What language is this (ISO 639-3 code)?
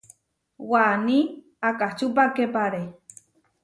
var